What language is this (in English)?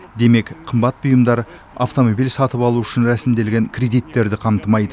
Kazakh